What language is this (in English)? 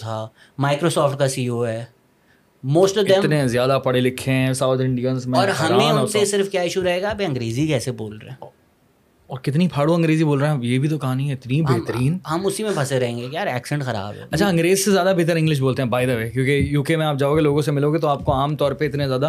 Urdu